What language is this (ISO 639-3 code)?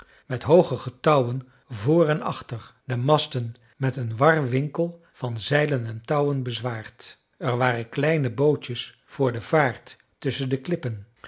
nld